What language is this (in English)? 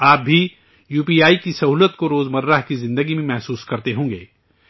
Urdu